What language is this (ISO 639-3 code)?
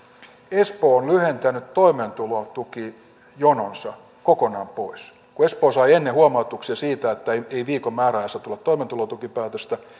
fin